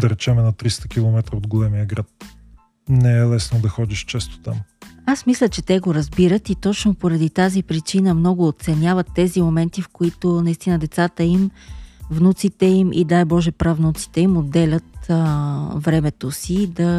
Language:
Bulgarian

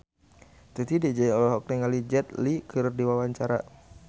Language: Sundanese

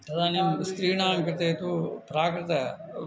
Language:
Sanskrit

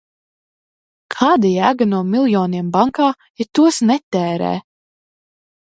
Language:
Latvian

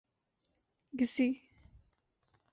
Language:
Urdu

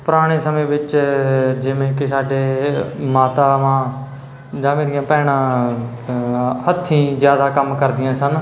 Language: Punjabi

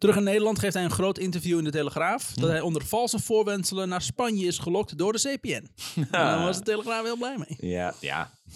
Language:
Dutch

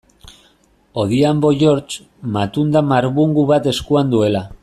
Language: Basque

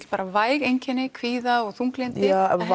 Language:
Icelandic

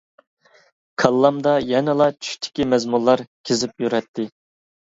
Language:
Uyghur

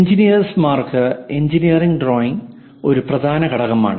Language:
Malayalam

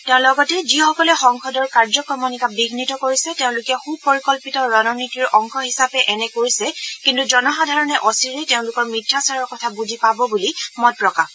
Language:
Assamese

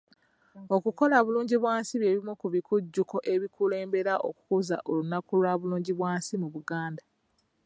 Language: Ganda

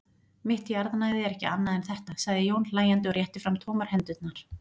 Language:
Icelandic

